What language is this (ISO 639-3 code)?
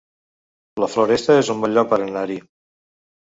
cat